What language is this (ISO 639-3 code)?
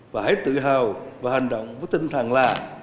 vie